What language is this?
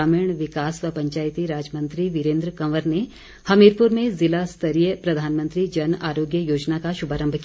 Hindi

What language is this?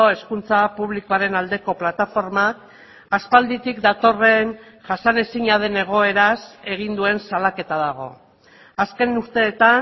Basque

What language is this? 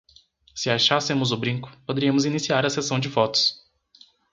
Portuguese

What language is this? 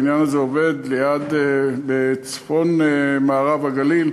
Hebrew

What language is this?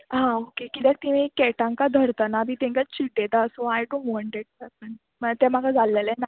Konkani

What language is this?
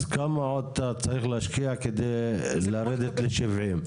Hebrew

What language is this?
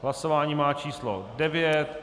Czech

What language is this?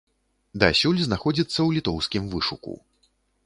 Belarusian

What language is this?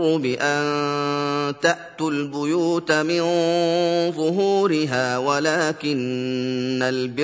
Arabic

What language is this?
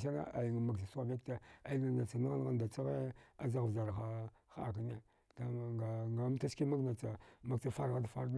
Dghwede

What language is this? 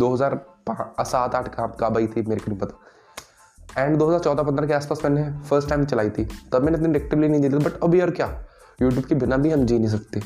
Hindi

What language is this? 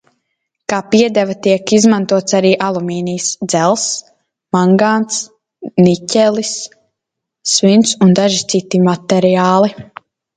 Latvian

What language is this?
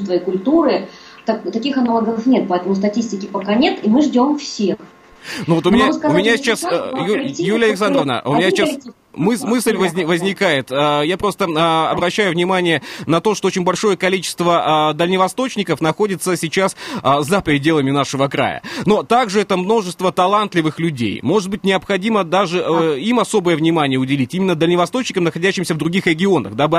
Russian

